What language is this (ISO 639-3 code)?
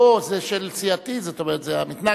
heb